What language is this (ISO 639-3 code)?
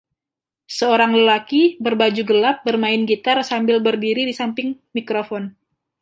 ind